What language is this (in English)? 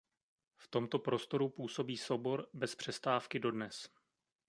Czech